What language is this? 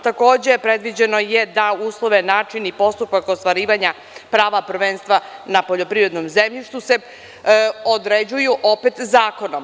Serbian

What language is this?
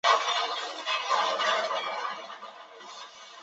Chinese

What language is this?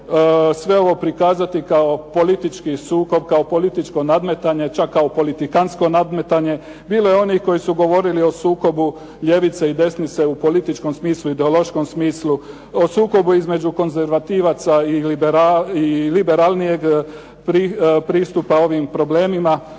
Croatian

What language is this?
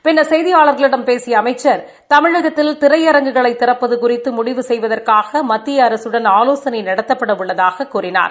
Tamil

